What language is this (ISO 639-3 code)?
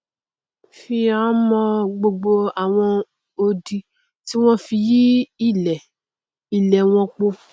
yor